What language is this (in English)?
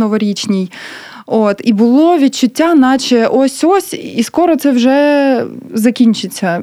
Ukrainian